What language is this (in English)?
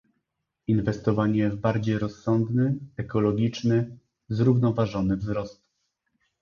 Polish